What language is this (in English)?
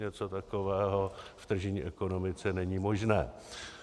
Czech